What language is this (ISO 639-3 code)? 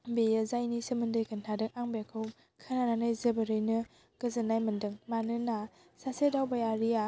brx